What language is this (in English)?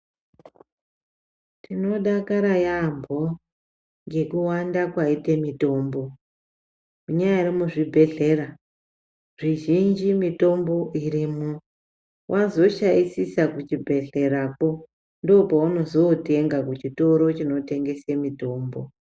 Ndau